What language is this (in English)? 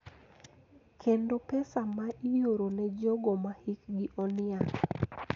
Luo (Kenya and Tanzania)